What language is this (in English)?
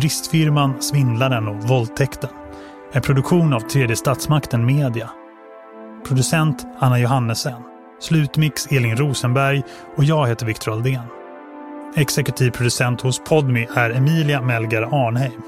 Swedish